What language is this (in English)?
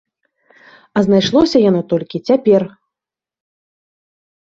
Belarusian